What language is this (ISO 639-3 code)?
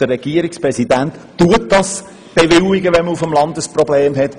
gsw